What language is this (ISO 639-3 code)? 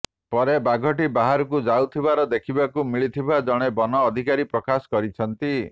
ori